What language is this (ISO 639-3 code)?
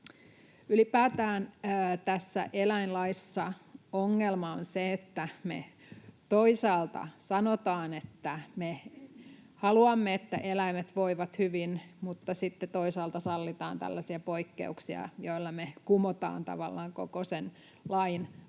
fin